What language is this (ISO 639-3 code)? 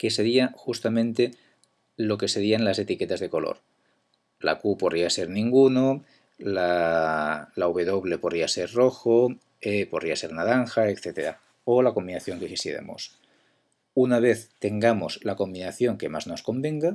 spa